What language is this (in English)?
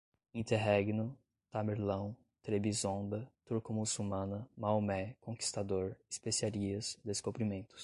Portuguese